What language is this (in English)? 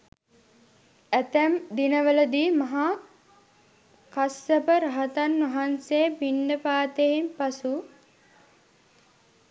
Sinhala